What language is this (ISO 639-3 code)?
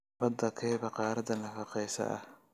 som